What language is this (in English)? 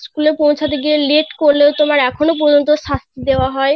Bangla